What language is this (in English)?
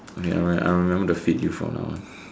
English